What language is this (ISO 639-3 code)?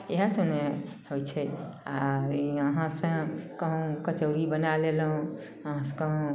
mai